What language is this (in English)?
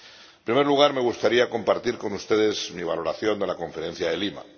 Spanish